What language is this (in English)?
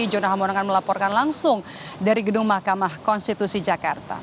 Indonesian